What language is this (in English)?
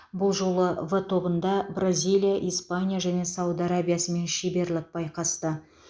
Kazakh